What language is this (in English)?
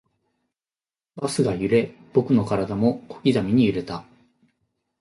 Japanese